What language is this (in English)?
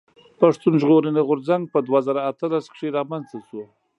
Pashto